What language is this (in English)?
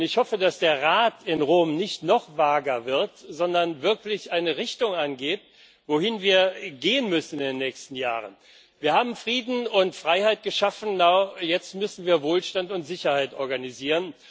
German